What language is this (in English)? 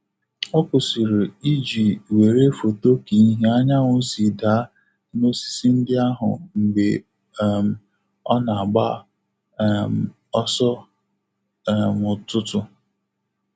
Igbo